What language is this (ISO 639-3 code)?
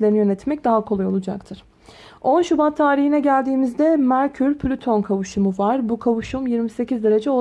tur